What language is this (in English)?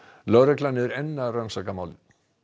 Icelandic